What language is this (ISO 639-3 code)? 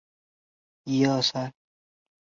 zho